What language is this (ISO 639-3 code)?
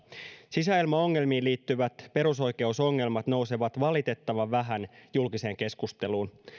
fin